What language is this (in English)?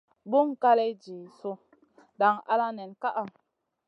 Masana